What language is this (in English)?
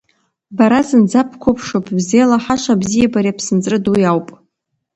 Abkhazian